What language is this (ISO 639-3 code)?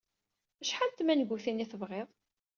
kab